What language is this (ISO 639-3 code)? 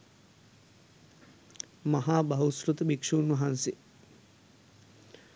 sin